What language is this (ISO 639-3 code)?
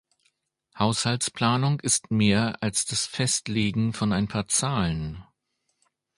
deu